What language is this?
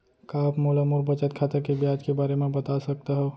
Chhattisgarhi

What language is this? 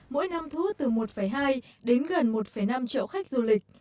Vietnamese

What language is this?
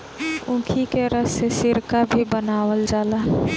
Bhojpuri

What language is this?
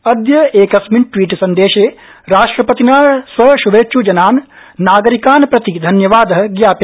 Sanskrit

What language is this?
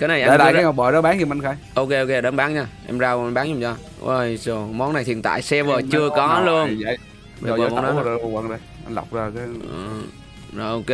Vietnamese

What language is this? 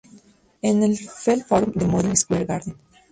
Spanish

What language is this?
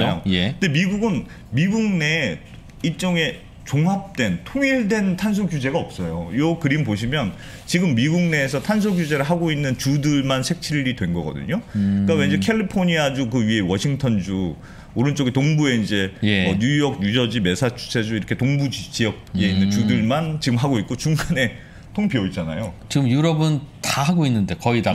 Korean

